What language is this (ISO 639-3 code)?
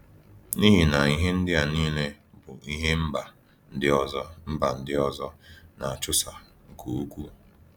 ibo